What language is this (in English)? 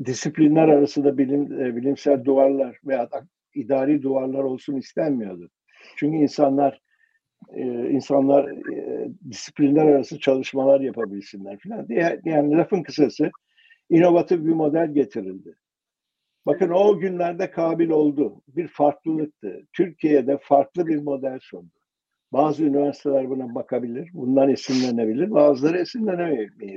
Turkish